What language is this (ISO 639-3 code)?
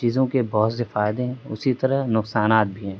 urd